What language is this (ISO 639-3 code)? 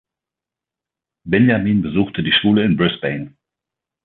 deu